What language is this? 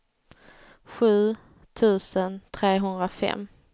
Swedish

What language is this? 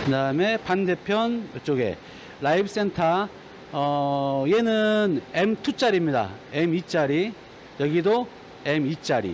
Korean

